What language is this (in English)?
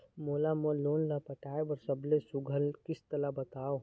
Chhattisgarhi